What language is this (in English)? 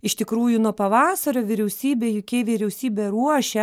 Lithuanian